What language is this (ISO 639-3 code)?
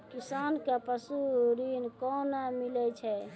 mai